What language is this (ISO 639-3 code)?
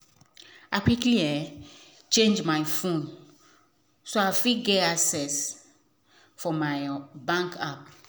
pcm